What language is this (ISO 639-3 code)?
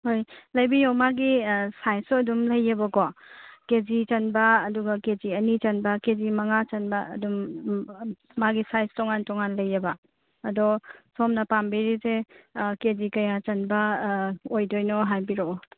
mni